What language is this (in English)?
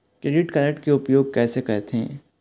Chhattisgarhi